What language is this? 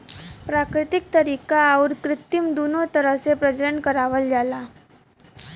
Bhojpuri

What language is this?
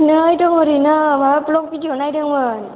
Bodo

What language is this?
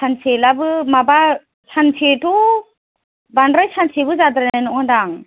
Bodo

